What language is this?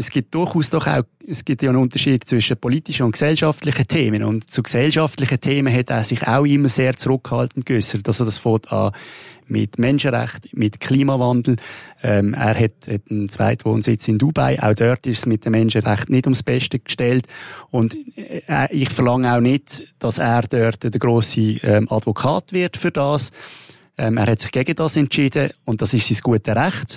German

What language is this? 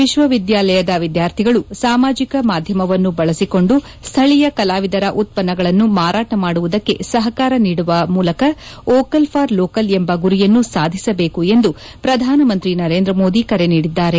Kannada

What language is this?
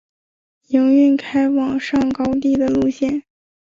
Chinese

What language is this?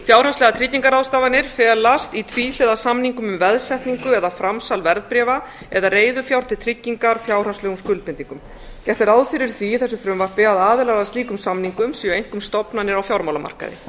Icelandic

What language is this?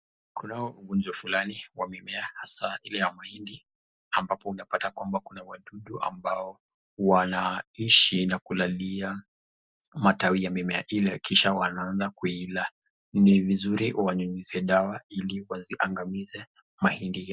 Swahili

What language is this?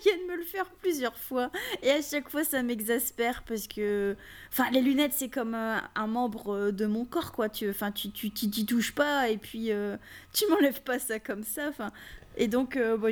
French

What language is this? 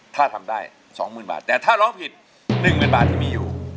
Thai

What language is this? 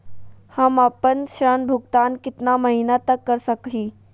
Magahi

